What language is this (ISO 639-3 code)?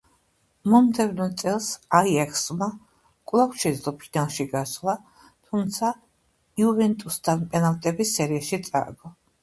kat